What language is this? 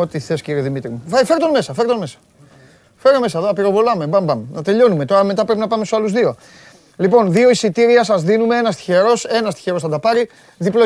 Greek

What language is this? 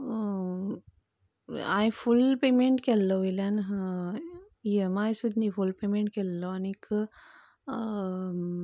Konkani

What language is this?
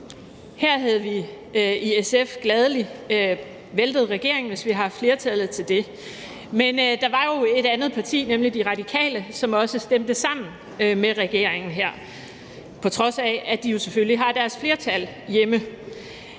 Danish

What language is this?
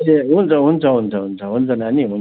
Nepali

